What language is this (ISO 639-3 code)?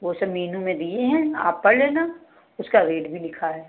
hin